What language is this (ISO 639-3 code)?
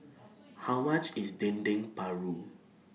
eng